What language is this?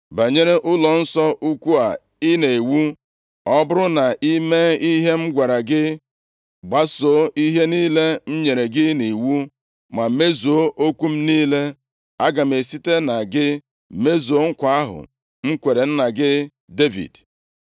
Igbo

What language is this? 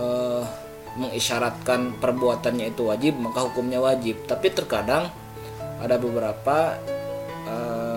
Indonesian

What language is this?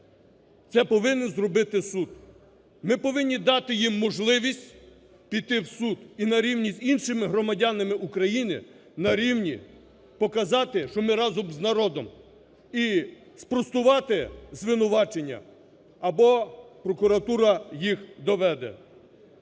Ukrainian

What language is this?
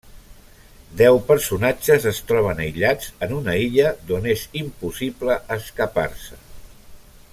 Catalan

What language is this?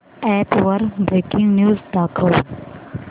Marathi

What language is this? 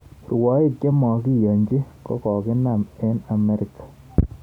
Kalenjin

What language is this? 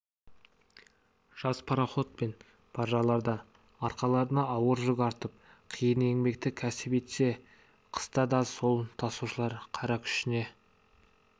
Kazakh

